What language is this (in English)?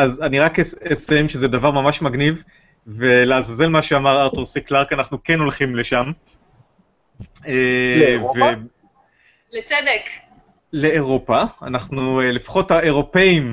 Hebrew